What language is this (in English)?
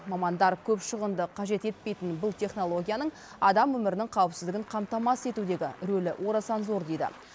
Kazakh